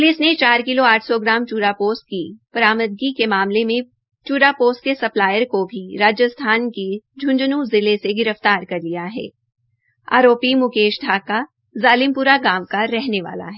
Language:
Hindi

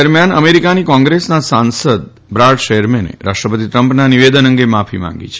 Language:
Gujarati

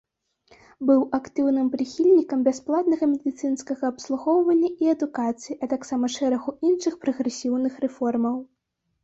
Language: Belarusian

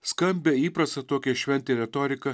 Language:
Lithuanian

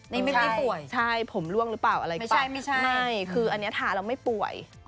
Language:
Thai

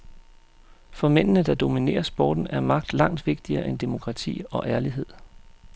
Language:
Danish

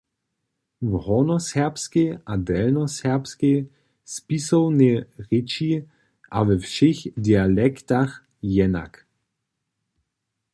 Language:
Upper Sorbian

